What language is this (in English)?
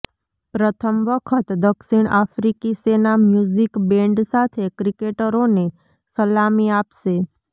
Gujarati